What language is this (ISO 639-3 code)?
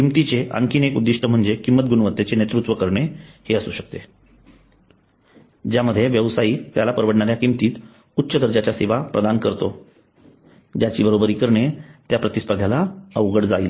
mar